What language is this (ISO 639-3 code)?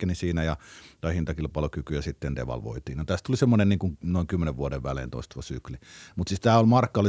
fin